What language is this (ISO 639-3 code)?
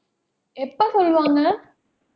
tam